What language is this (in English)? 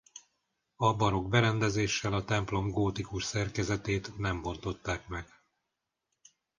Hungarian